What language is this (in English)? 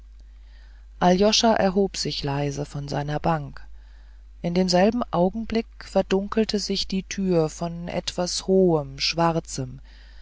German